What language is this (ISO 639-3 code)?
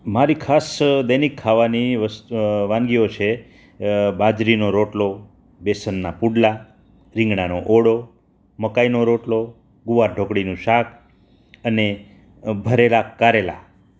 guj